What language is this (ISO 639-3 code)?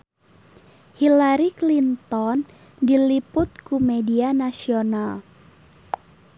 sun